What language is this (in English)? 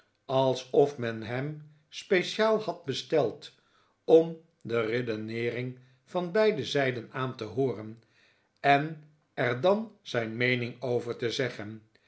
Dutch